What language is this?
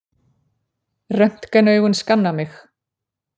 Icelandic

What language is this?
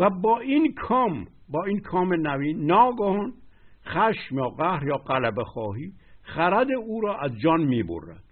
Persian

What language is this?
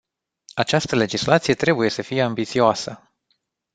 Romanian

